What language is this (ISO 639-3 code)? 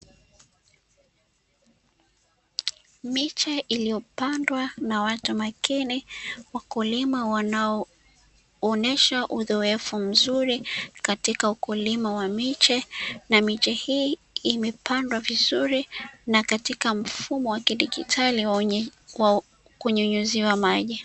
swa